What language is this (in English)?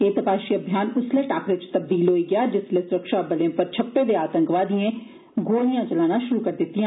Dogri